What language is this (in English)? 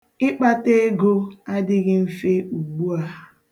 Igbo